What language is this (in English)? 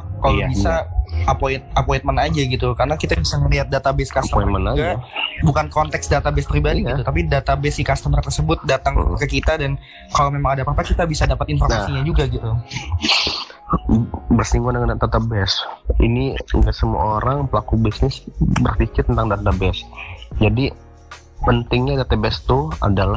Indonesian